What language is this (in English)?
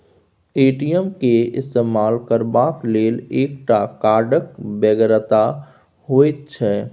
Maithili